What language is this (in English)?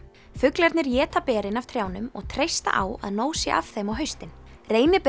Icelandic